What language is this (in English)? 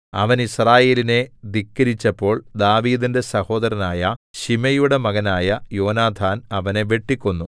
Malayalam